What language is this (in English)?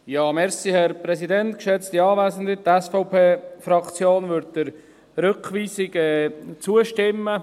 Swiss German